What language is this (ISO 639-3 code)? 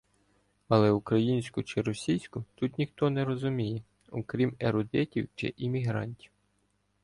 ukr